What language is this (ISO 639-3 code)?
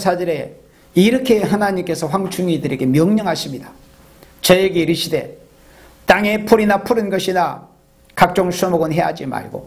kor